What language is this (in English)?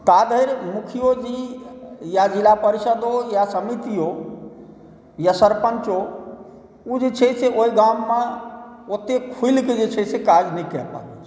Maithili